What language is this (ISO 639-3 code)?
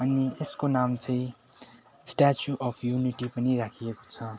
nep